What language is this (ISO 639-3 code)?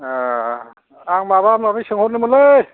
brx